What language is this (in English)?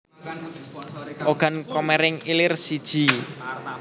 Javanese